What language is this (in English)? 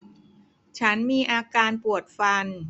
Thai